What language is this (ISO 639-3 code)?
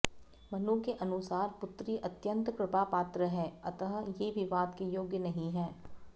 san